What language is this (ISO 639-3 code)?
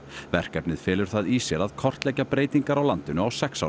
isl